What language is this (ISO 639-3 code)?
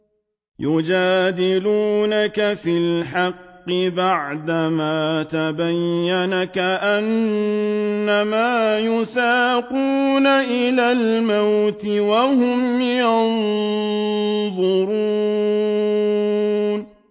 ara